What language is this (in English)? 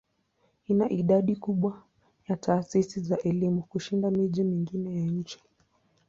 Swahili